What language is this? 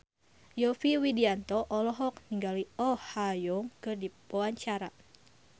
Sundanese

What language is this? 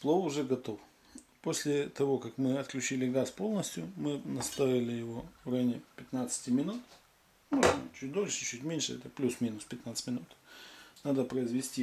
Russian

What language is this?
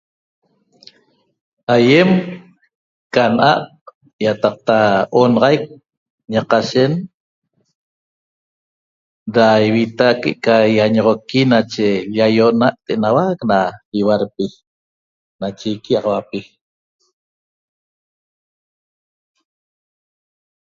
Toba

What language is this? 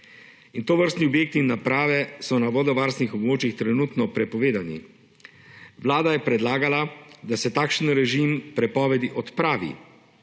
Slovenian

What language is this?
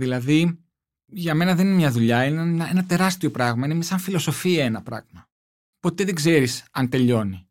Greek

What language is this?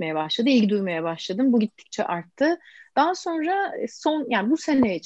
Turkish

